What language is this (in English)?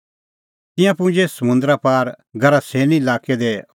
Kullu Pahari